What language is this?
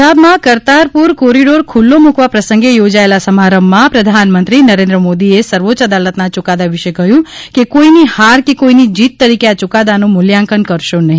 Gujarati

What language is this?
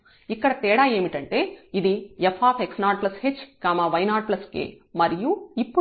Telugu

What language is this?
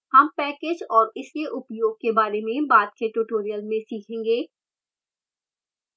Hindi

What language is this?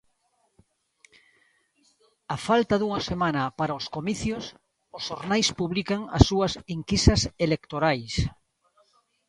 Galician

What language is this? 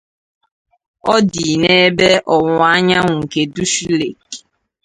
Igbo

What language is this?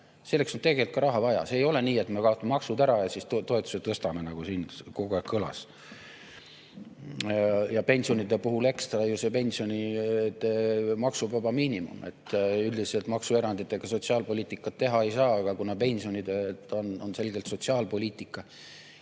Estonian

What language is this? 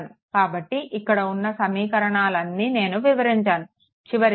Telugu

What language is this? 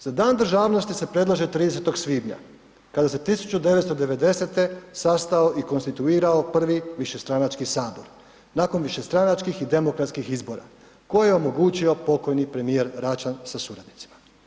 Croatian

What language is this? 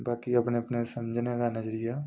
Dogri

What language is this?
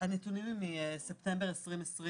Hebrew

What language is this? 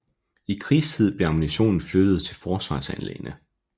Danish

